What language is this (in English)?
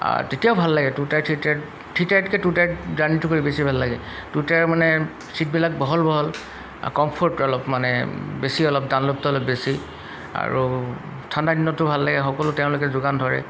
Assamese